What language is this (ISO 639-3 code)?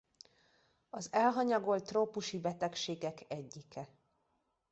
hun